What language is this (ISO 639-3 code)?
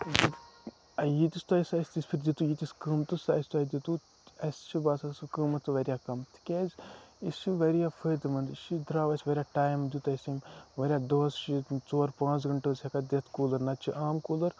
kas